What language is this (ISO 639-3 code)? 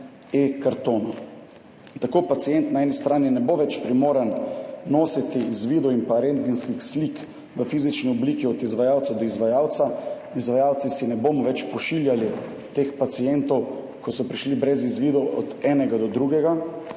slv